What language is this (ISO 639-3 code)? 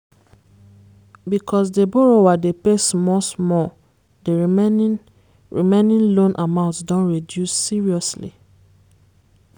pcm